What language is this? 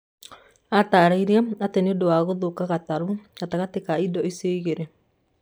Kikuyu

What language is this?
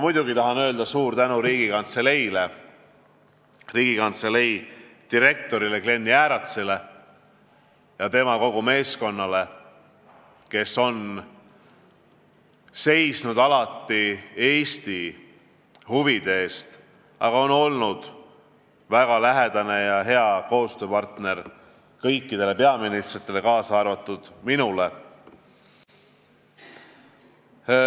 Estonian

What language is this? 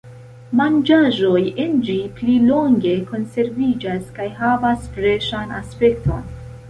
Esperanto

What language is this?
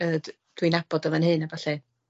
Welsh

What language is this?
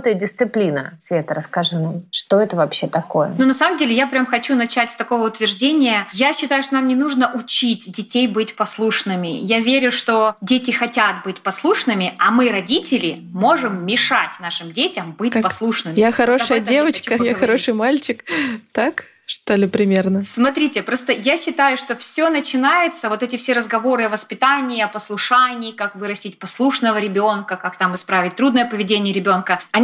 Russian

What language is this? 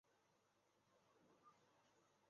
Chinese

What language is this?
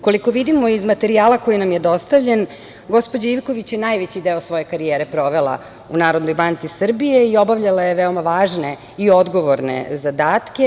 Serbian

